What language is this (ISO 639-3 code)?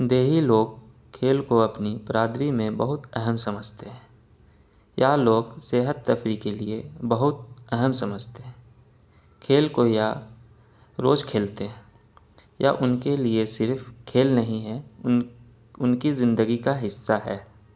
urd